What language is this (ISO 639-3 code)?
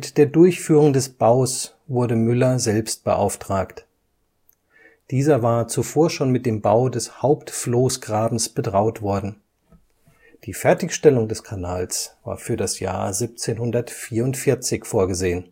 deu